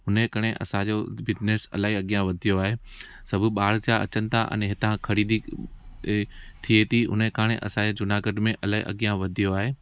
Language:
Sindhi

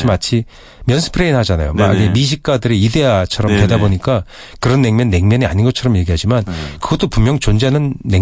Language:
Korean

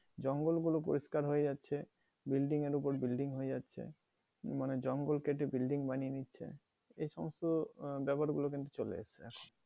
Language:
Bangla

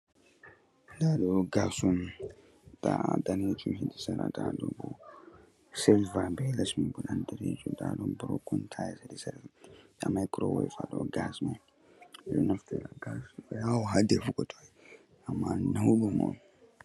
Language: Fula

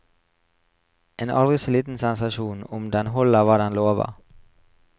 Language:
Norwegian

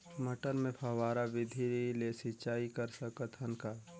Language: Chhattisgarhi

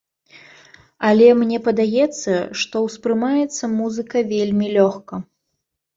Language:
Belarusian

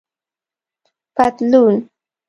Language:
Pashto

